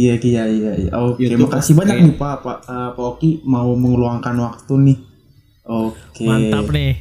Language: Indonesian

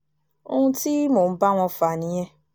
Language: Yoruba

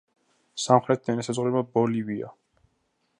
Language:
Georgian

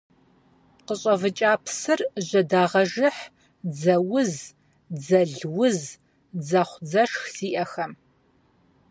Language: Kabardian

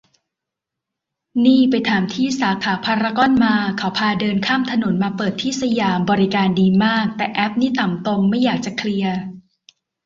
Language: Thai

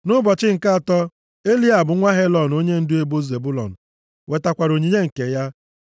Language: Igbo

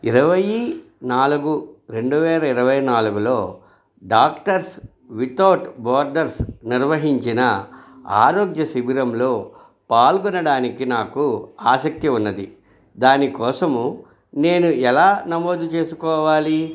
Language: Telugu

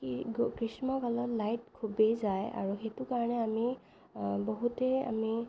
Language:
Assamese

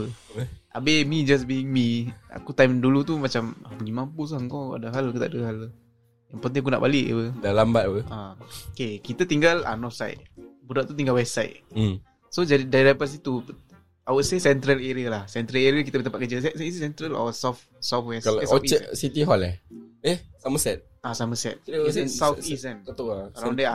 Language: Malay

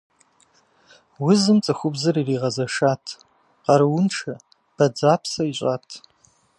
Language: Kabardian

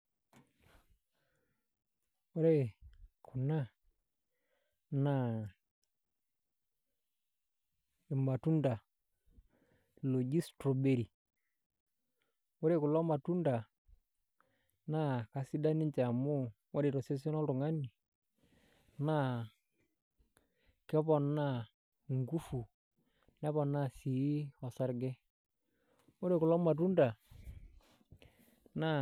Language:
Masai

